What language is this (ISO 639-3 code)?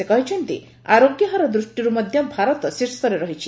ori